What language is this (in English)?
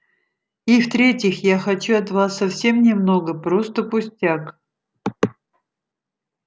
Russian